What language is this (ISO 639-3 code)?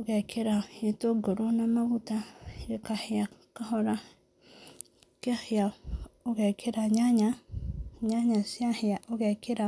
kik